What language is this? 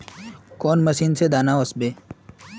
Magahi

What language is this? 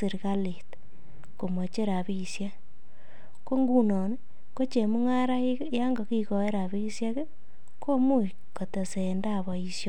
Kalenjin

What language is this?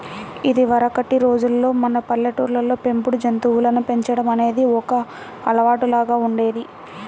Telugu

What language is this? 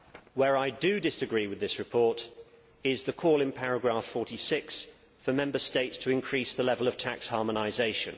English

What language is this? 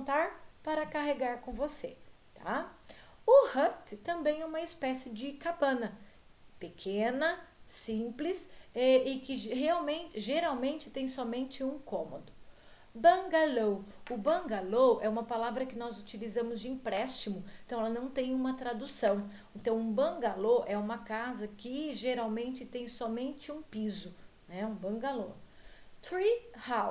Portuguese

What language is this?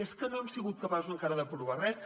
Catalan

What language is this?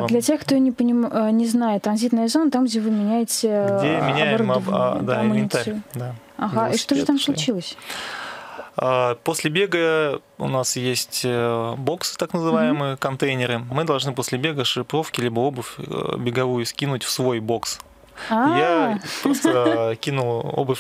Russian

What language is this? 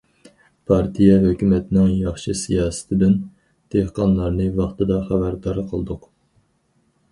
Uyghur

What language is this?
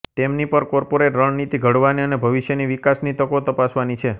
Gujarati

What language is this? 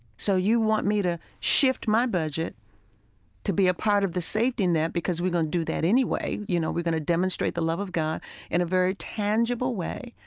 English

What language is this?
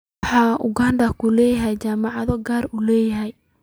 Somali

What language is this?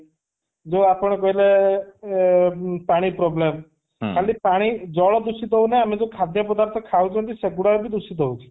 Odia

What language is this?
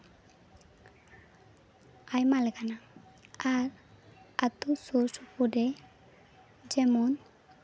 Santali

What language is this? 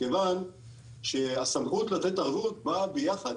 Hebrew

